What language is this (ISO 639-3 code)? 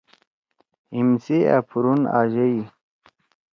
trw